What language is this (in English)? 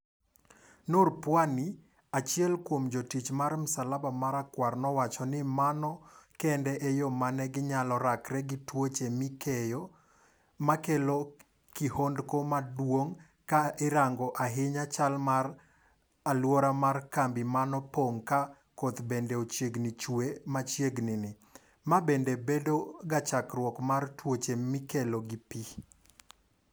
Luo (Kenya and Tanzania)